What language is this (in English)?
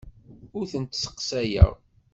Kabyle